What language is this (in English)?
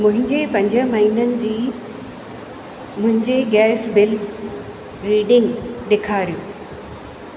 Sindhi